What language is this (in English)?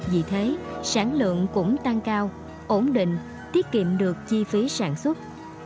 Vietnamese